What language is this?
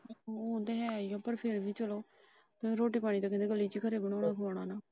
Punjabi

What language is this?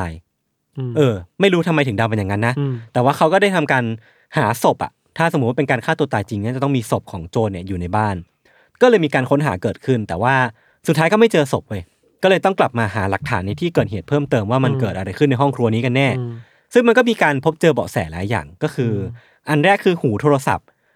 Thai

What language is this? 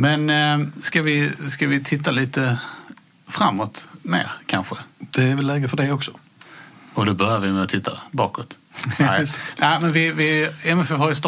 Swedish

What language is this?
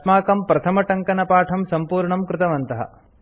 Sanskrit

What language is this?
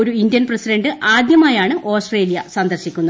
Malayalam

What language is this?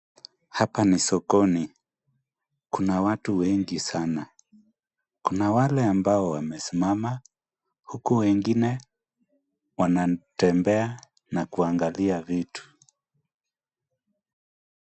Swahili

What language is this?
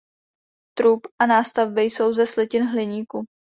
Czech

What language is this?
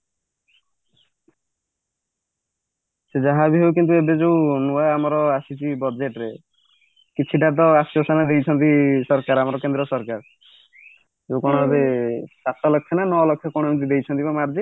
Odia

